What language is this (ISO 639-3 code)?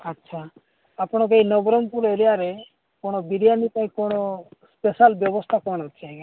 ori